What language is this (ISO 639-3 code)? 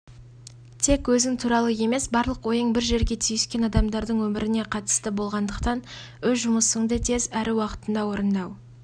kaz